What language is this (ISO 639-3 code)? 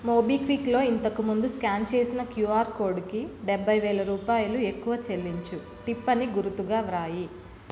tel